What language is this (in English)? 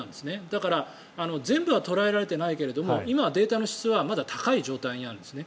Japanese